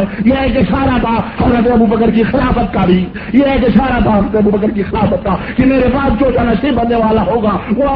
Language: Urdu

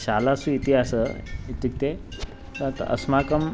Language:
Sanskrit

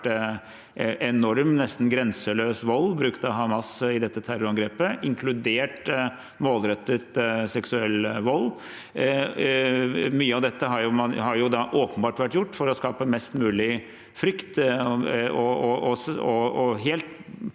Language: Norwegian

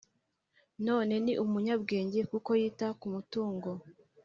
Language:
Kinyarwanda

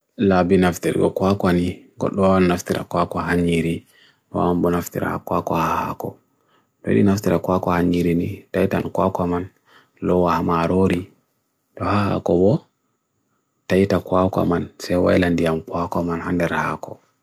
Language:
Bagirmi Fulfulde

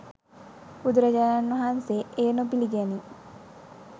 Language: Sinhala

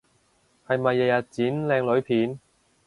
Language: Cantonese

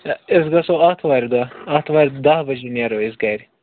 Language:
Kashmiri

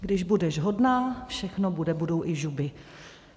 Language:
Czech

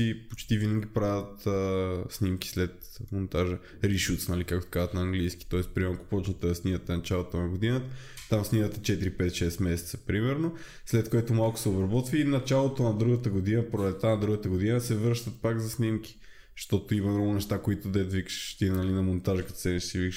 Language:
Bulgarian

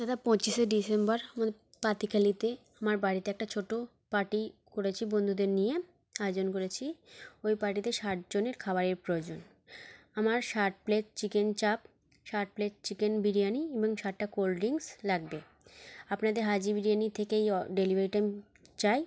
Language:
Bangla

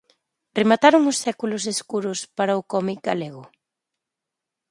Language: Galician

